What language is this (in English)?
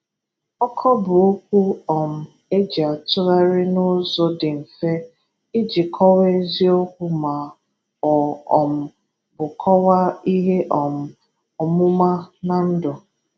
Igbo